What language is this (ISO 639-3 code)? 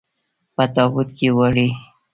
pus